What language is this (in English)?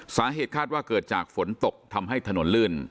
Thai